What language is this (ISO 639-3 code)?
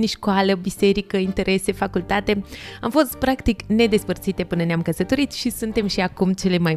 ron